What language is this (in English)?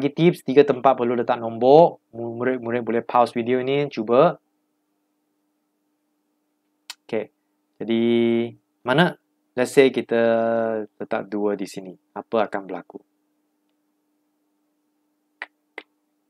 Malay